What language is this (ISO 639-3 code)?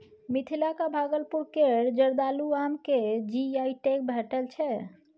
mai